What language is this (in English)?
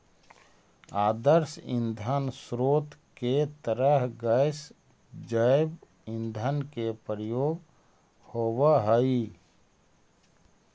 Magahi